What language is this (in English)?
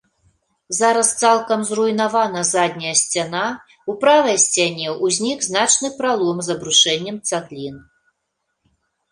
Belarusian